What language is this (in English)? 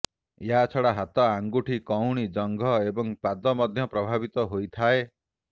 Odia